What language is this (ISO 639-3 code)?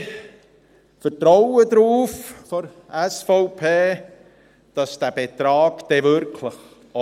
gsw